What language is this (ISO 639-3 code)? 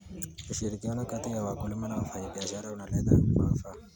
kln